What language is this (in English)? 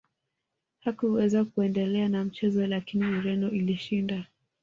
Swahili